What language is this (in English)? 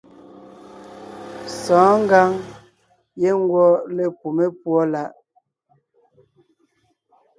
Ngiemboon